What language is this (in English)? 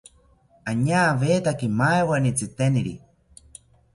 South Ucayali Ashéninka